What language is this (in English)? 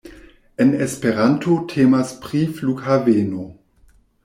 Esperanto